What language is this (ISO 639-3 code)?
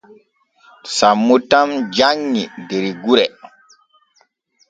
fue